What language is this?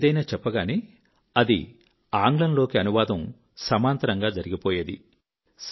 Telugu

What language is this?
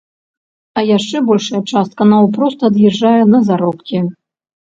Belarusian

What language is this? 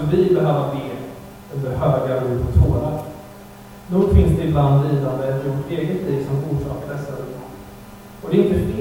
Swedish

